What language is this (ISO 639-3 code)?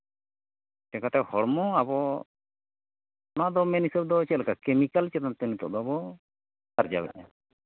sat